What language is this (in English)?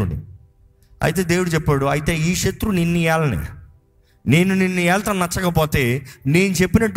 Telugu